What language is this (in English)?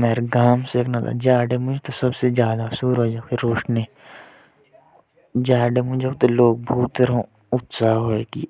Jaunsari